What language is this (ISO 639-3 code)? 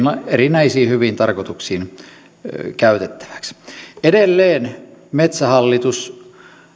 fin